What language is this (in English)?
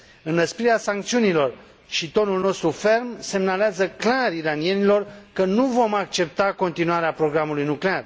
Romanian